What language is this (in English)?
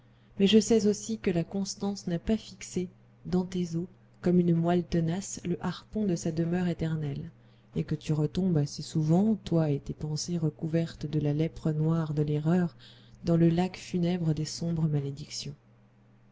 French